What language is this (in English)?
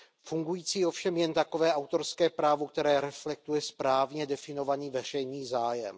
Czech